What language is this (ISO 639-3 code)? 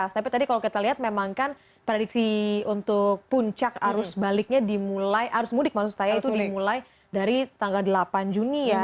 ind